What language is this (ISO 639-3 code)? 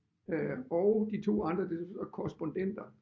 dan